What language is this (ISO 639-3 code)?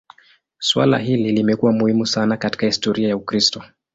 swa